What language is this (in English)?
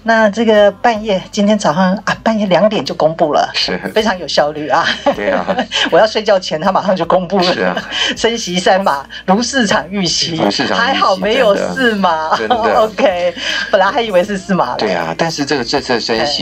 Chinese